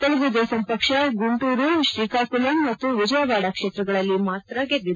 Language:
Kannada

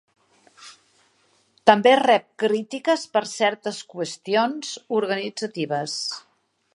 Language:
Catalan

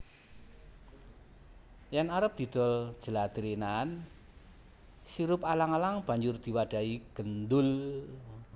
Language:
Javanese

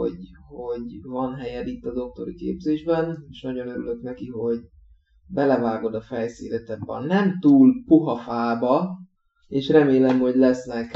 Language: Hungarian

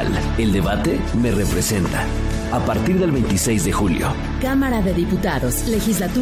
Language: Spanish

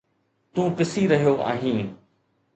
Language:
Sindhi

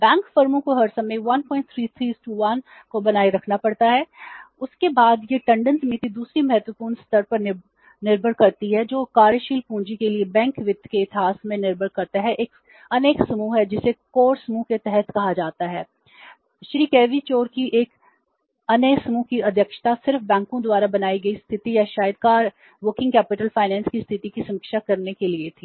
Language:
Hindi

